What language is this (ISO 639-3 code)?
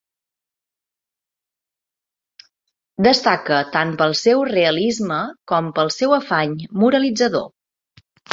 cat